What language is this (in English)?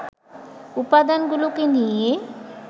Bangla